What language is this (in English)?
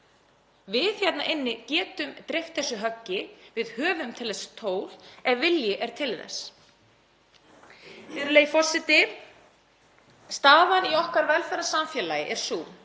Icelandic